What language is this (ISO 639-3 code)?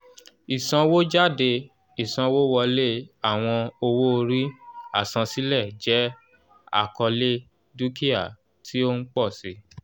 yor